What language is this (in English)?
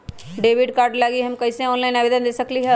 Magahi